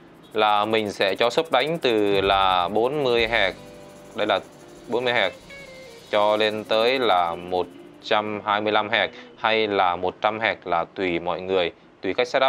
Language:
Vietnamese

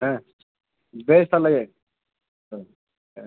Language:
Santali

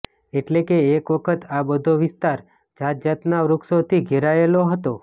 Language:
Gujarati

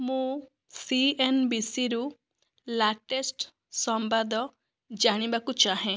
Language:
Odia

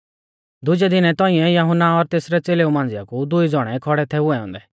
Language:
Mahasu Pahari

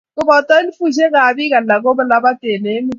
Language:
Kalenjin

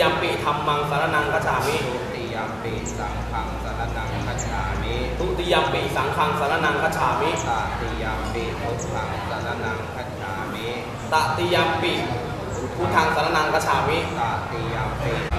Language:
Thai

